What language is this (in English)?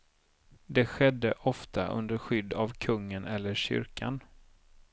Swedish